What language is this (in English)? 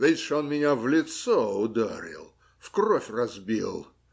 Russian